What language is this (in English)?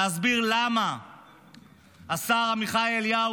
Hebrew